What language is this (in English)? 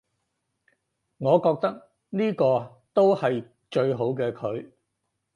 Cantonese